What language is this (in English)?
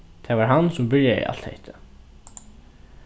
Faroese